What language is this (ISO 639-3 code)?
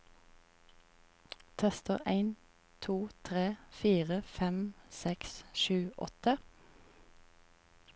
nor